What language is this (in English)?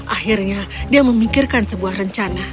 Indonesian